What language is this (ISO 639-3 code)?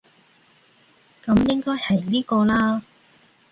yue